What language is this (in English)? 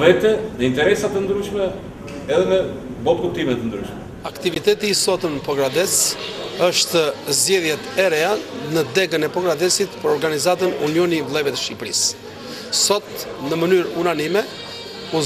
Romanian